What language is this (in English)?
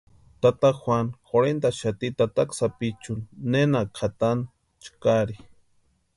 Western Highland Purepecha